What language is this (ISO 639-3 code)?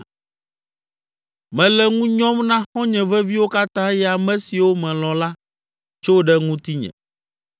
ewe